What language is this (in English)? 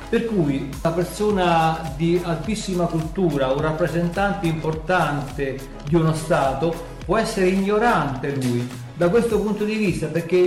Italian